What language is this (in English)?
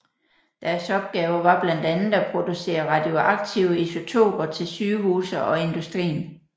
Danish